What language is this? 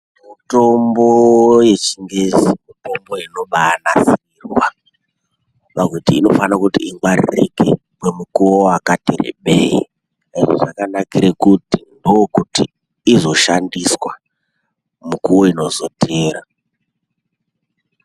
Ndau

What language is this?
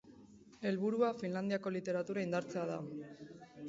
Basque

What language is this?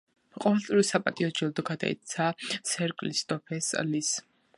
Georgian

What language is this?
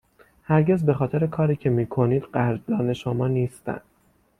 Persian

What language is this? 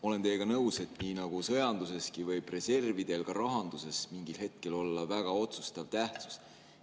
Estonian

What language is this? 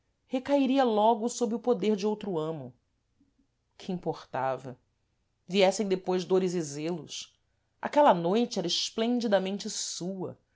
Portuguese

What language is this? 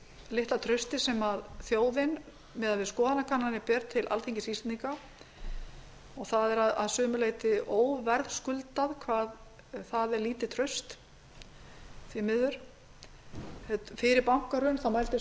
Icelandic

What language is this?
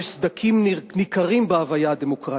Hebrew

